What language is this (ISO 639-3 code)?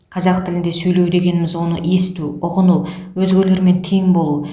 kaz